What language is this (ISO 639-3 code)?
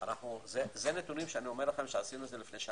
heb